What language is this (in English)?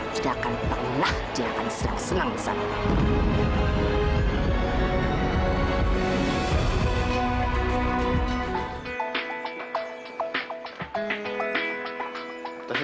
Indonesian